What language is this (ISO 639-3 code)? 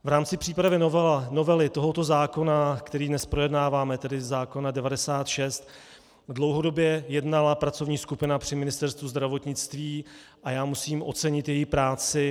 ces